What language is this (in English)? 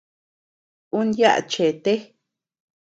Tepeuxila Cuicatec